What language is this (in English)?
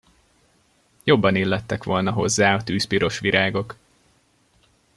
Hungarian